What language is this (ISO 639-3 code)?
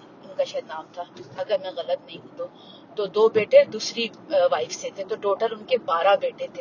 urd